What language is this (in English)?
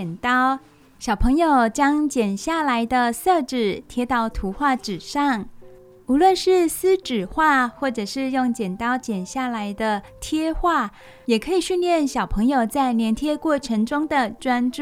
Chinese